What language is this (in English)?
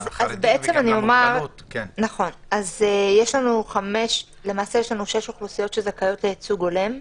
Hebrew